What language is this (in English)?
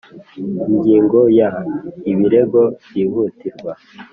Kinyarwanda